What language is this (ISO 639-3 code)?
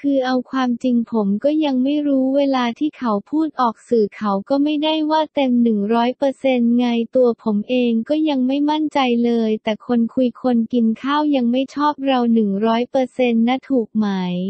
tha